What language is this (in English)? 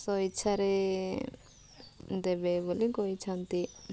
Odia